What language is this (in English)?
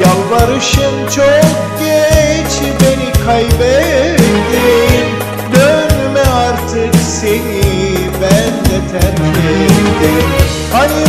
Turkish